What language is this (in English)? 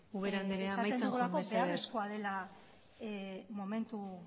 Basque